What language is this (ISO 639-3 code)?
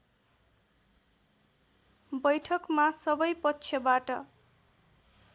nep